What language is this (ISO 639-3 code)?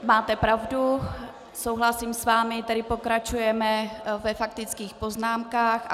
ces